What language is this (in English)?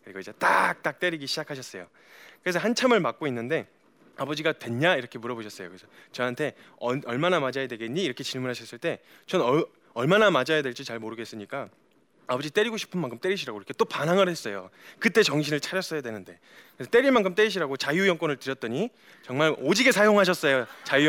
Korean